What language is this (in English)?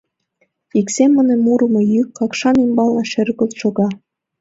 Mari